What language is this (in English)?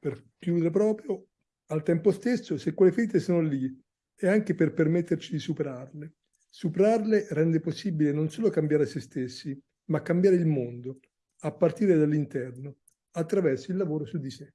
Italian